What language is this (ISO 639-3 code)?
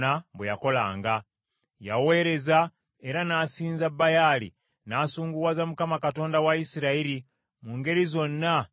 lug